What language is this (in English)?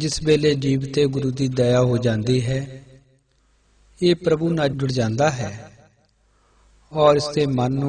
Hindi